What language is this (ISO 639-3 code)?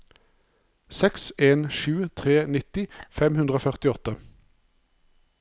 nor